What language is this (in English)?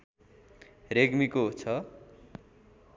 Nepali